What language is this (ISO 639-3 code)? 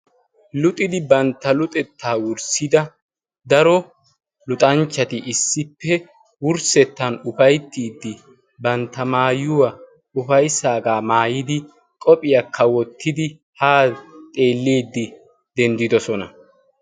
wal